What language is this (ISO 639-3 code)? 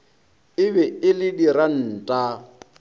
nso